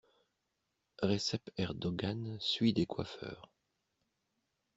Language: French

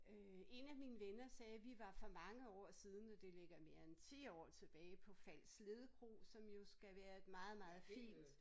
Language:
Danish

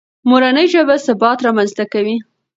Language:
Pashto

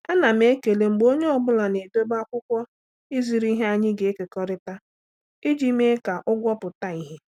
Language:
Igbo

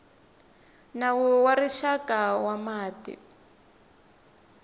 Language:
Tsonga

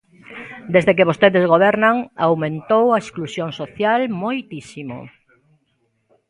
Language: Galician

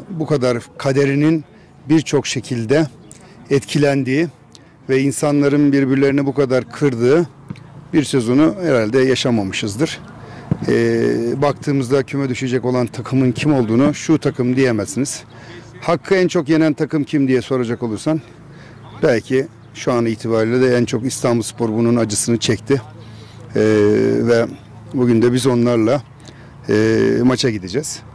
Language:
Turkish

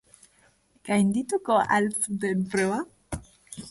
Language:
Basque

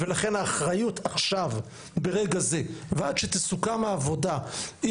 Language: Hebrew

